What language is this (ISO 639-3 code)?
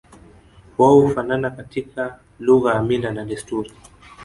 swa